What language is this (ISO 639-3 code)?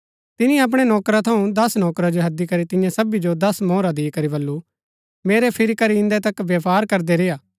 gbk